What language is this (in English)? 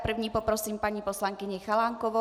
Czech